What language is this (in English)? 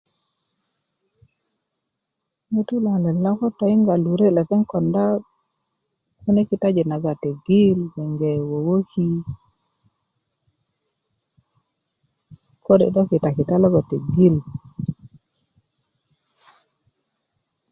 Kuku